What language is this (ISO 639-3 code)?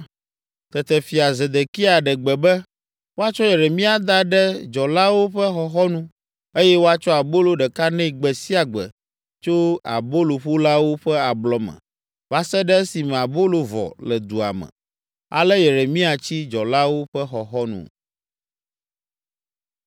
ewe